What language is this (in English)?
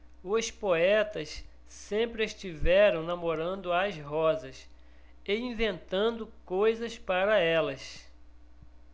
Portuguese